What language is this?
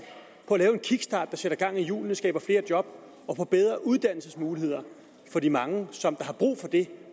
Danish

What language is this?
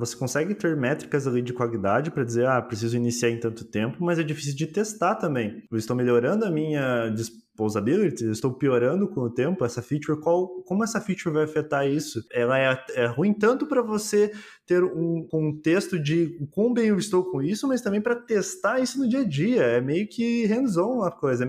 Portuguese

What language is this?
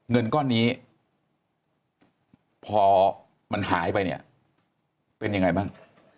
Thai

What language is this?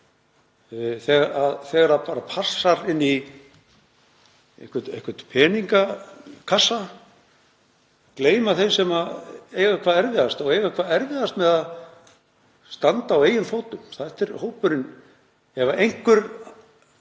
Icelandic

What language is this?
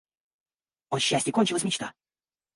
Russian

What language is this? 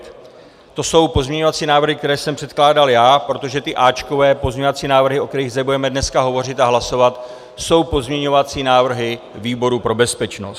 Czech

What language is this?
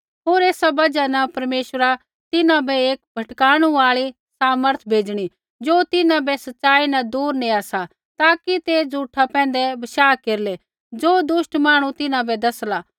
Kullu Pahari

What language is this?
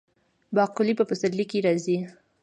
Pashto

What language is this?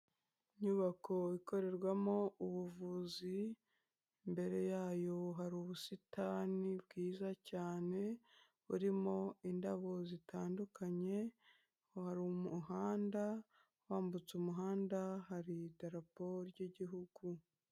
Kinyarwanda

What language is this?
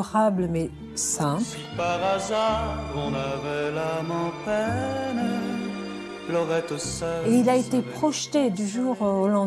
French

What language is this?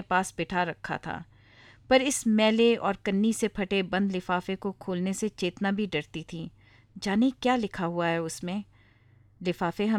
Hindi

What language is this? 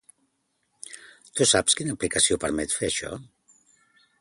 Catalan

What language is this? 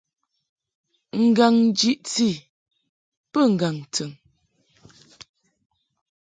Mungaka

